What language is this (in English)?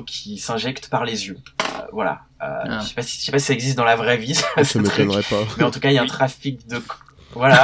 French